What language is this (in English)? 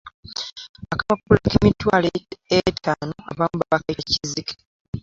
Ganda